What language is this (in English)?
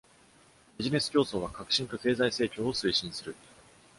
Japanese